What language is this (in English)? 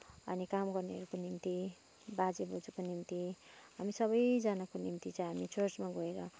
Nepali